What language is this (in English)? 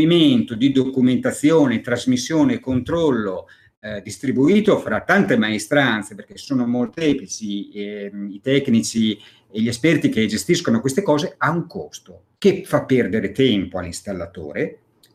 Italian